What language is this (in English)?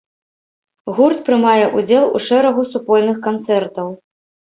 Belarusian